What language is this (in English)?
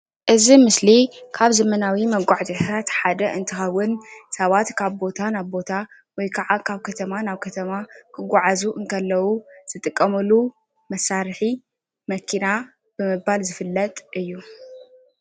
Tigrinya